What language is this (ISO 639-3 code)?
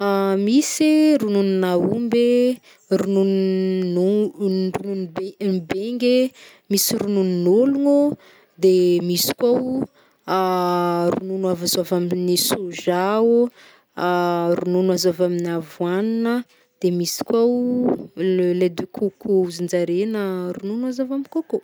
bmm